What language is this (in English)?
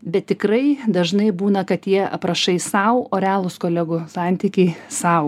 Lithuanian